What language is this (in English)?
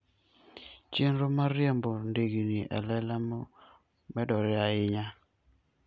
Luo (Kenya and Tanzania)